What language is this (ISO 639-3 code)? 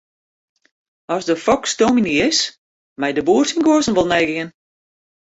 fry